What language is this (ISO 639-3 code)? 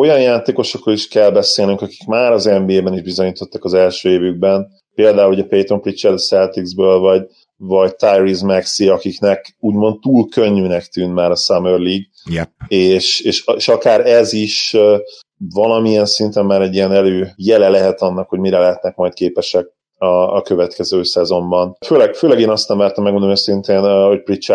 hun